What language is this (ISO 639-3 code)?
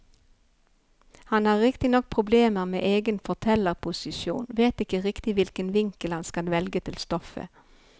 nor